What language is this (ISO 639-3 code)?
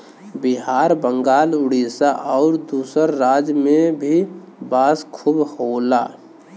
bho